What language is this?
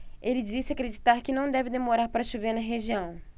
Portuguese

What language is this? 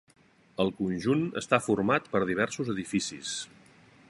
Catalan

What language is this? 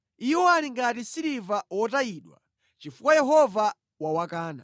Nyanja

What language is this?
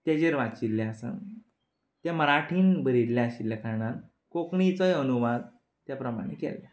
Konkani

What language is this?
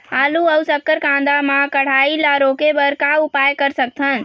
Chhattisgarhi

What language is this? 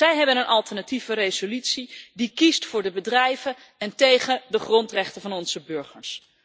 Dutch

